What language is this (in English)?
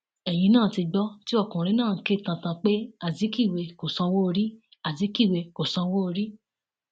Yoruba